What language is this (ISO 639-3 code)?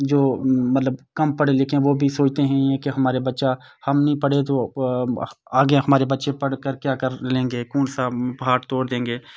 urd